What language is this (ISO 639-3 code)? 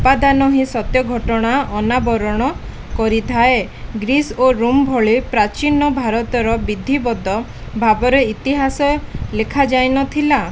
ori